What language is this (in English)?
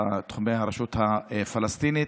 Hebrew